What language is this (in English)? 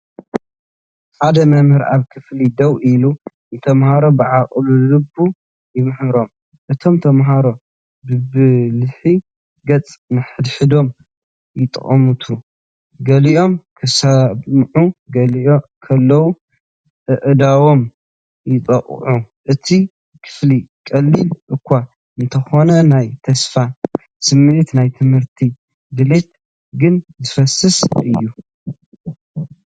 Tigrinya